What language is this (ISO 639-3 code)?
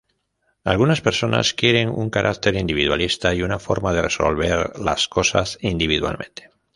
spa